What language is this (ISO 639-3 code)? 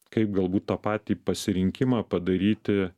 lit